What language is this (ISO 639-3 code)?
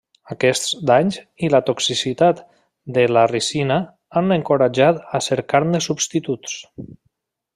cat